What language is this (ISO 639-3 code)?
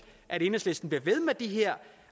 dan